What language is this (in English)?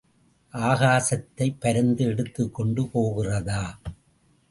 Tamil